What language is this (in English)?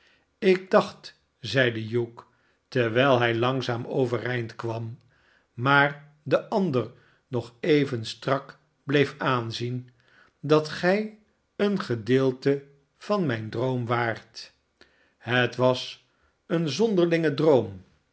Dutch